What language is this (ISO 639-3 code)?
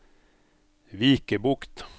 nor